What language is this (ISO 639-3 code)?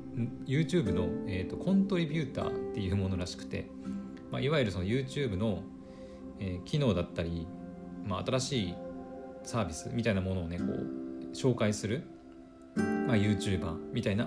jpn